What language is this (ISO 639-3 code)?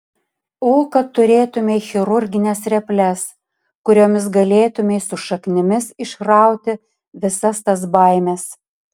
lit